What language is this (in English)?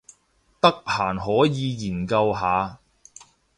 Cantonese